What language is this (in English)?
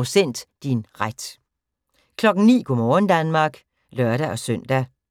Danish